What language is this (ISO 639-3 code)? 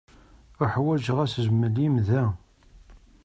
kab